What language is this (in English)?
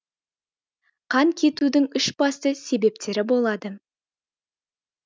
Kazakh